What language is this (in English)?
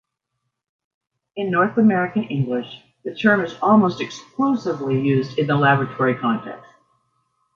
English